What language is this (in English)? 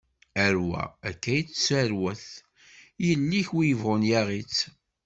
Kabyle